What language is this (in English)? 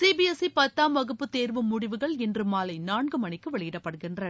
Tamil